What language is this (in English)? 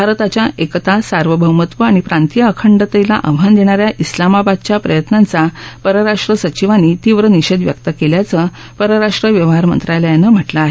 Marathi